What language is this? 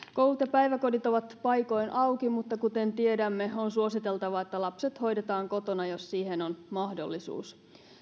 Finnish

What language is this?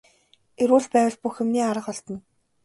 Mongolian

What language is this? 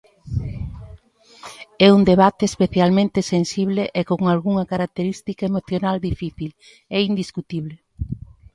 Galician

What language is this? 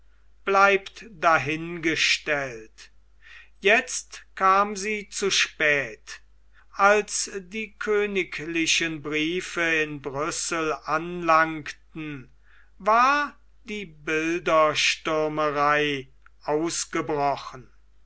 German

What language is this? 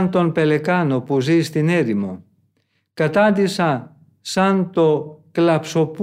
Greek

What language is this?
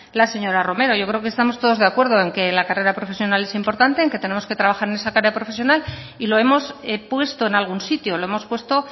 Spanish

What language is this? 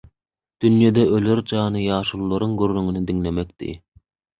Turkmen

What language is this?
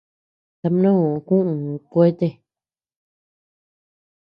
Tepeuxila Cuicatec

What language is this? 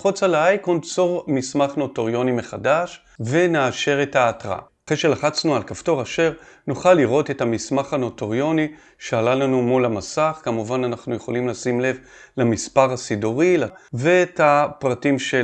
Hebrew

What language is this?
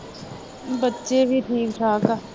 Punjabi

